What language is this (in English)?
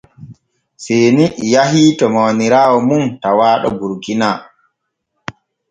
Borgu Fulfulde